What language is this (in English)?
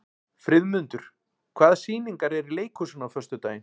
Icelandic